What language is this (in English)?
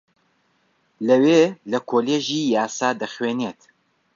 Central Kurdish